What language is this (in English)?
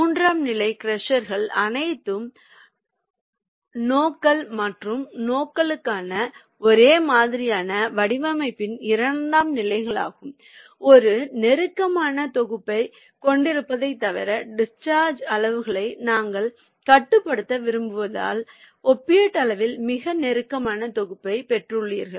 Tamil